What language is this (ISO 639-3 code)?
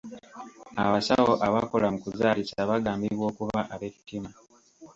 lug